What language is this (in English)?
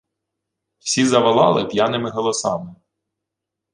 Ukrainian